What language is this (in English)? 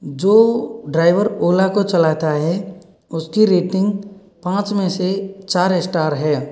Hindi